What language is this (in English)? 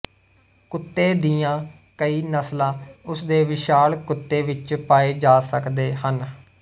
Punjabi